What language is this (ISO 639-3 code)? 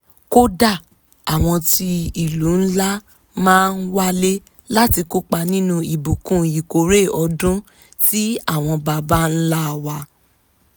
yor